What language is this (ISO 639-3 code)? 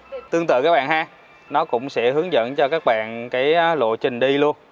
vie